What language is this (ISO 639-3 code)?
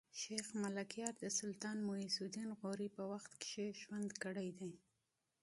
pus